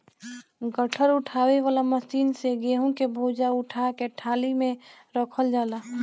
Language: Bhojpuri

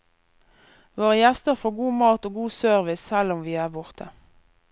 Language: Norwegian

